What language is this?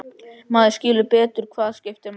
Icelandic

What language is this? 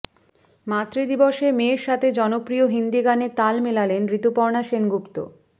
Bangla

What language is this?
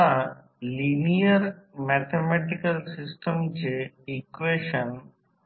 Marathi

